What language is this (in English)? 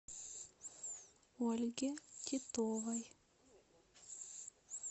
Russian